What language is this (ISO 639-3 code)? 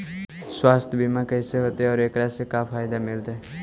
mag